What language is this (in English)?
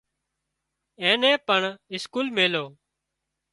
Wadiyara Koli